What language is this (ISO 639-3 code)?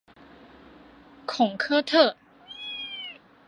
zho